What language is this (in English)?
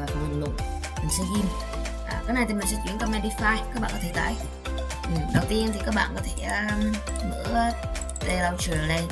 Vietnamese